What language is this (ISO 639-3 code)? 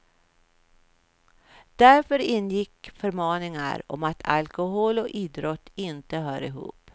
swe